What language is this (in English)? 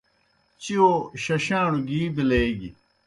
Kohistani Shina